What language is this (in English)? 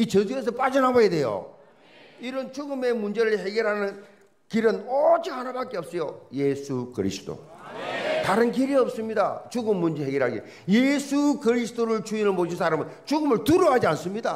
Korean